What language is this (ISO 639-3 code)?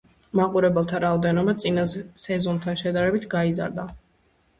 kat